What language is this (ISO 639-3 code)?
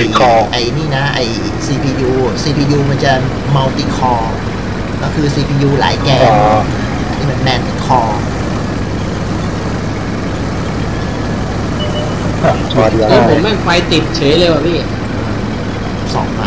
tha